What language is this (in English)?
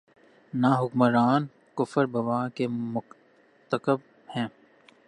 Urdu